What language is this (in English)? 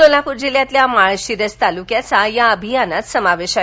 Marathi